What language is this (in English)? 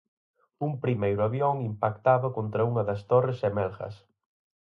Galician